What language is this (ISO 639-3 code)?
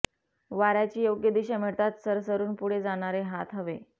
mar